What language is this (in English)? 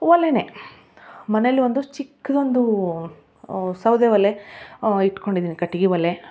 Kannada